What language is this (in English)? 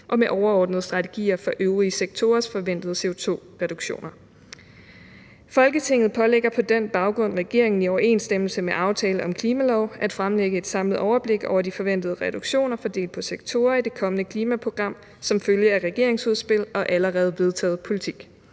Danish